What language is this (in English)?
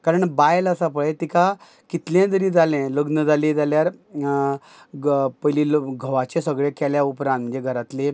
Konkani